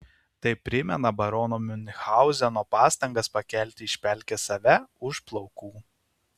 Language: Lithuanian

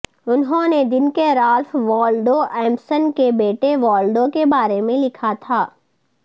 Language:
Urdu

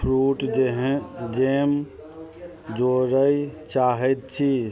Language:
Maithili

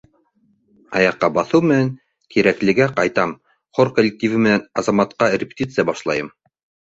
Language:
Bashkir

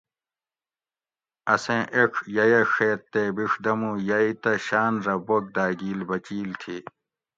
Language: Gawri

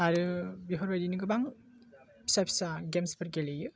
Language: Bodo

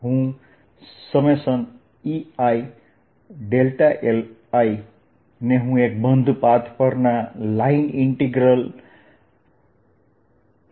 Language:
Gujarati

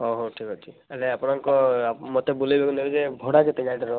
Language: Odia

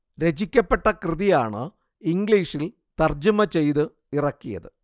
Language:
Malayalam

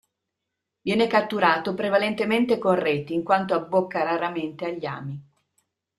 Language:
Italian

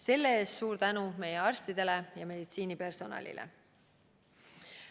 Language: Estonian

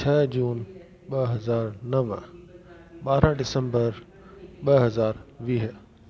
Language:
Sindhi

